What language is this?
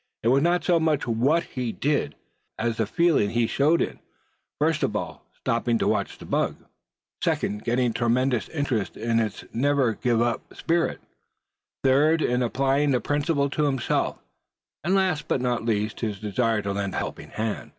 English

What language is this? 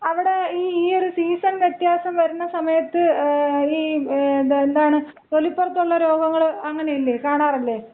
Malayalam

